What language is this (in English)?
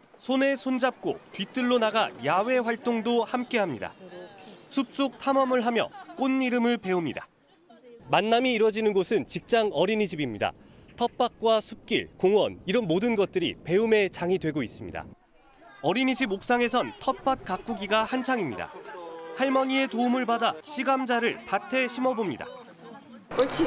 Korean